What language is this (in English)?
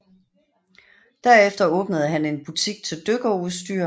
Danish